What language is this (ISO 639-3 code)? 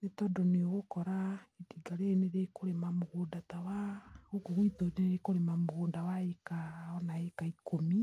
kik